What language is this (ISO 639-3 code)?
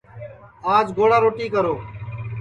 ssi